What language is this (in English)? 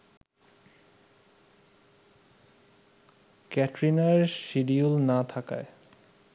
Bangla